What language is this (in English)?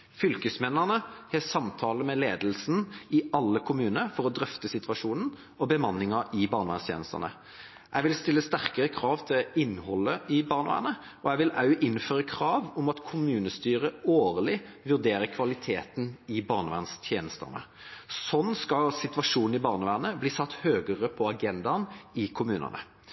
Norwegian Bokmål